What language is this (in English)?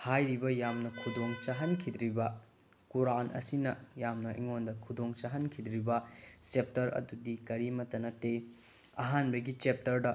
Manipuri